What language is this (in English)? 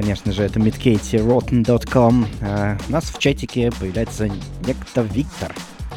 Russian